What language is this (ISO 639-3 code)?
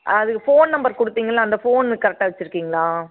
tam